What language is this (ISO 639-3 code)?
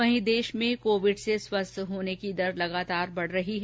hin